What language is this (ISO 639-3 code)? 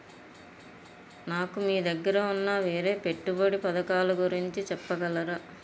tel